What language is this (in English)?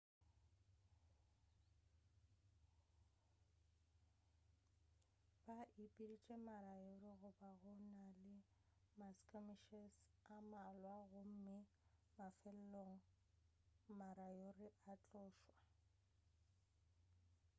Northern Sotho